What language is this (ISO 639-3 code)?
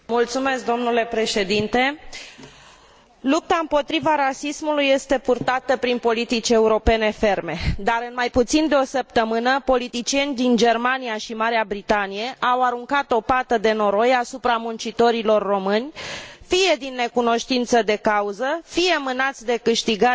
ron